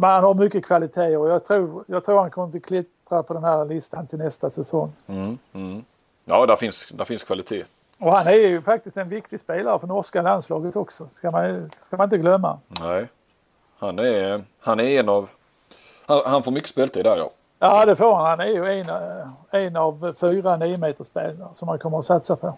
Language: Swedish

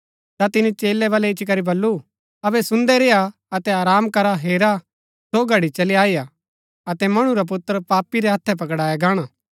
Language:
Gaddi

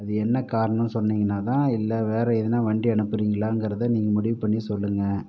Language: Tamil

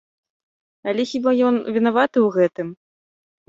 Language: Belarusian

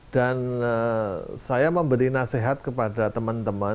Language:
Indonesian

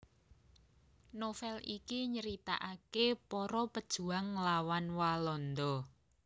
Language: Javanese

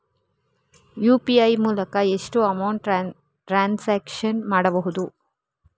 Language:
Kannada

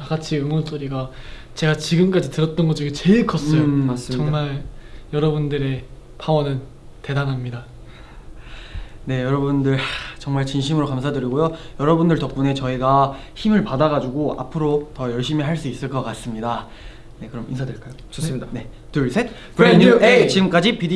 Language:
Korean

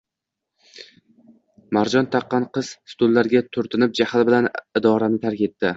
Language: Uzbek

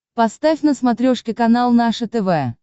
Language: Russian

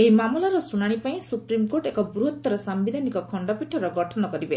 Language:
Odia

